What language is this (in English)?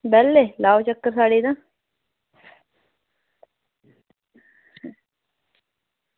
Dogri